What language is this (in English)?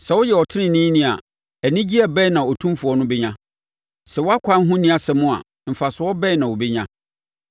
Akan